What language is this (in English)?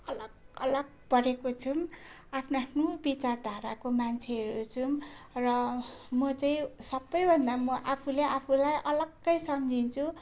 Nepali